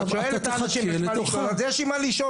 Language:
Hebrew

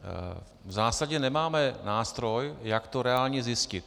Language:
Czech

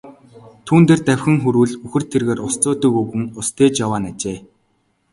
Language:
Mongolian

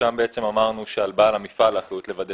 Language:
Hebrew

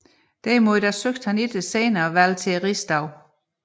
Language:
Danish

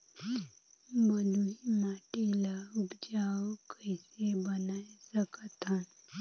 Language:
Chhattisgarhi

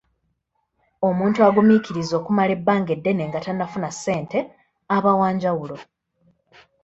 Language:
Ganda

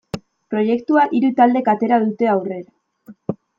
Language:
Basque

